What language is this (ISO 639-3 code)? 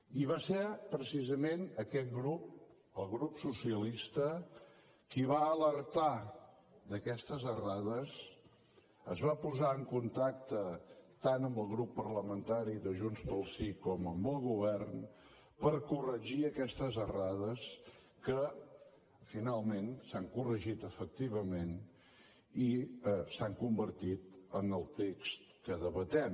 cat